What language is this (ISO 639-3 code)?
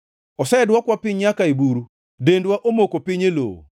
luo